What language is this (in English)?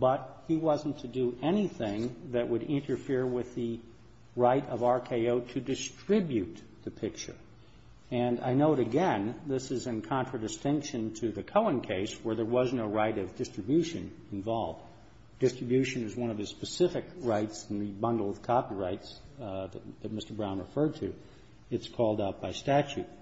English